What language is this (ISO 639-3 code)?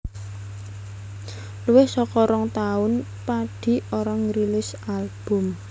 jav